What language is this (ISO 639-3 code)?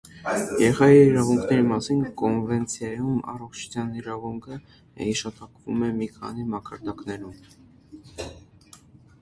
hye